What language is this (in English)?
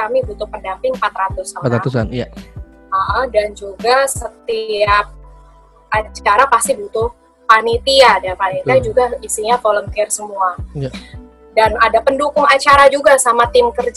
Indonesian